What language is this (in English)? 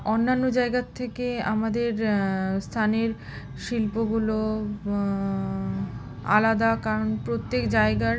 Bangla